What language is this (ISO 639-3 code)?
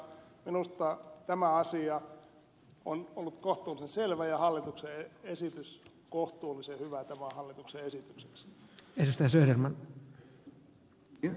fin